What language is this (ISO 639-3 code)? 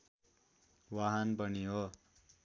nep